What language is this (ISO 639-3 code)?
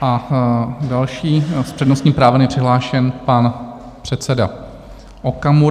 ces